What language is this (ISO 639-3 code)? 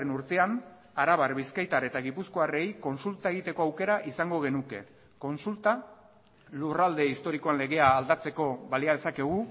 eus